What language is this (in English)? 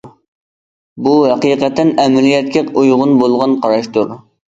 Uyghur